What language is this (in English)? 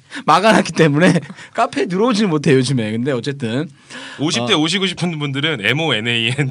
Korean